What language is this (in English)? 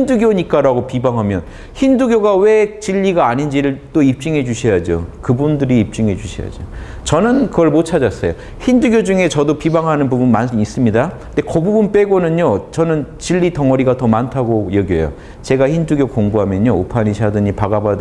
Korean